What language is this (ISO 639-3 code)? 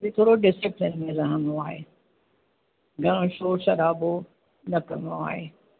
snd